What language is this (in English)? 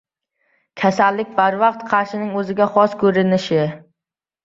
Uzbek